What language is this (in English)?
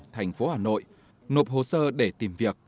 Vietnamese